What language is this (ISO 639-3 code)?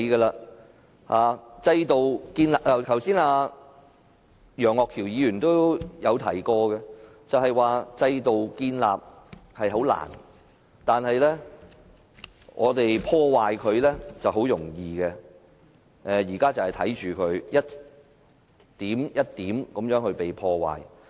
yue